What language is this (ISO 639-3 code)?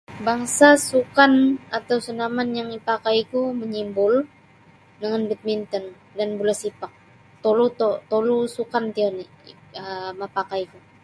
bsy